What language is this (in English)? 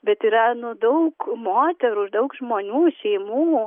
Lithuanian